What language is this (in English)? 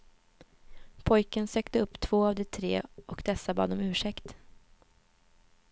Swedish